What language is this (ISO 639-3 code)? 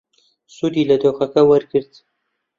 ckb